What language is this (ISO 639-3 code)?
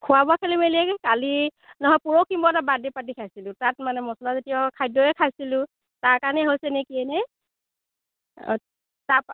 asm